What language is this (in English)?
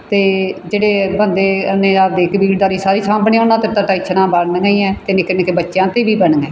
Punjabi